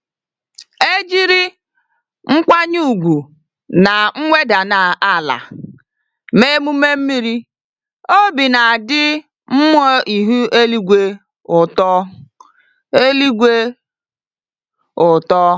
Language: Igbo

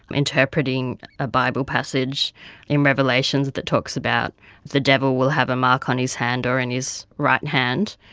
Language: English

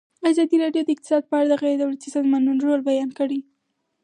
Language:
Pashto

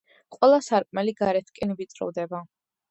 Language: Georgian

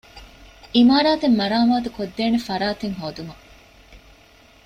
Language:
Divehi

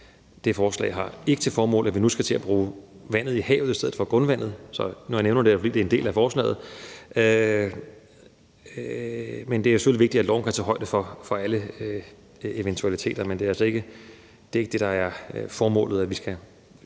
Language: Danish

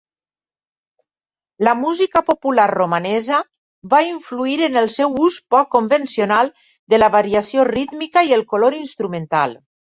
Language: Catalan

